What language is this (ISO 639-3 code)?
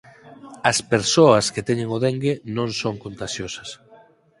glg